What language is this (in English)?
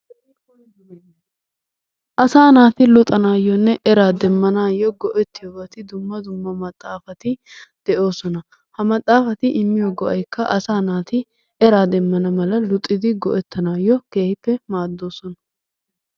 Wolaytta